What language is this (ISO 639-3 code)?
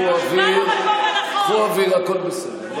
heb